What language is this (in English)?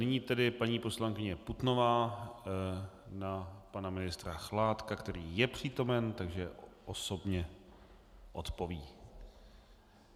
Czech